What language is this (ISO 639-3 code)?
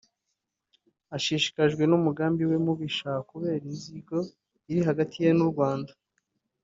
kin